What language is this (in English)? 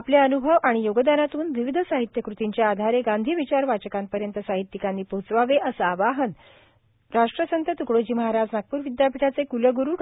Marathi